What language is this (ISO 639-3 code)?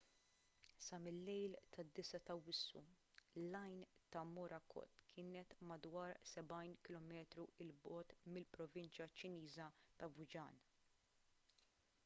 mlt